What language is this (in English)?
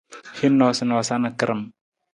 Nawdm